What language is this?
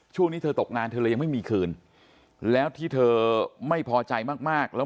Thai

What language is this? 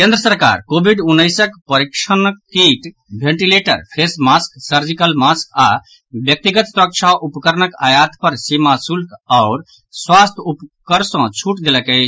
Maithili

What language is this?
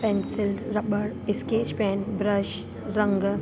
Sindhi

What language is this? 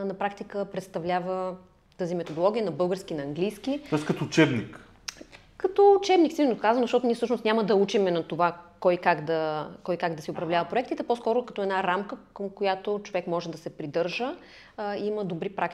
Bulgarian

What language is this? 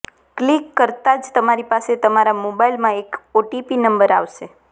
Gujarati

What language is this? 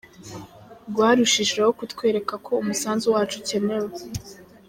Kinyarwanda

